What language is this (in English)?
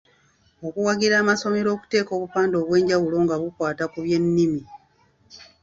Ganda